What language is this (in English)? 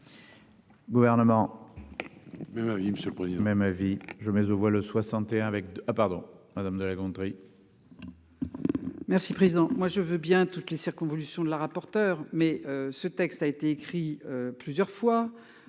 French